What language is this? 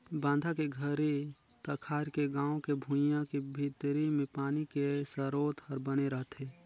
Chhattisgarhi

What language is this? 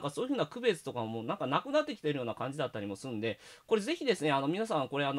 Japanese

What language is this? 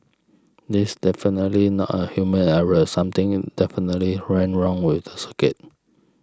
English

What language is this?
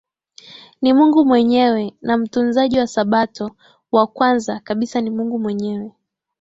Swahili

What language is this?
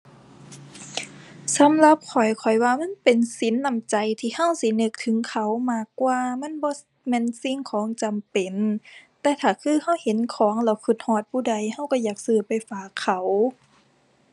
Thai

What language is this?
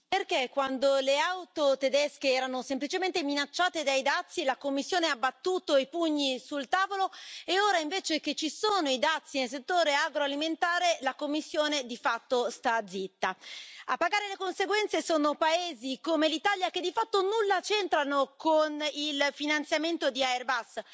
Italian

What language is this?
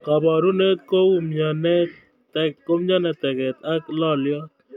Kalenjin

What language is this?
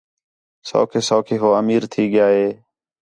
Khetrani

